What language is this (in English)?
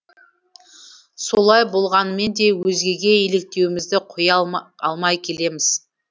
Kazakh